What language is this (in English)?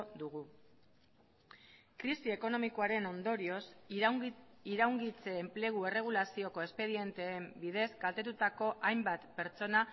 Basque